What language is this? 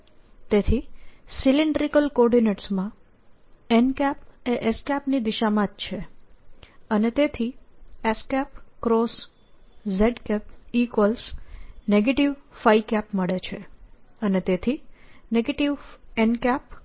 Gujarati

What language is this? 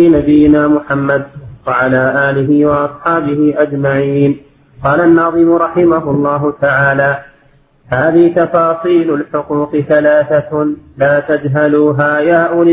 Arabic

